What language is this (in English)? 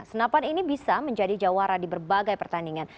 Indonesian